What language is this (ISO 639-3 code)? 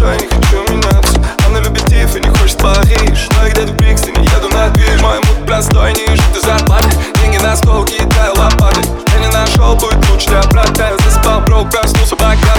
rus